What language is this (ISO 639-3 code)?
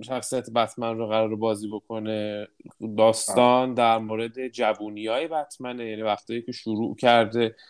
fas